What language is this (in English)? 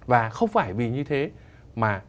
Vietnamese